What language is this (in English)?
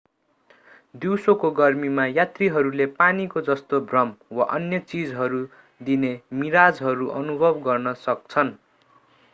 Nepali